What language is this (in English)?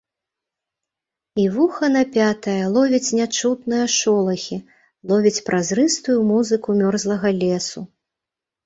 Belarusian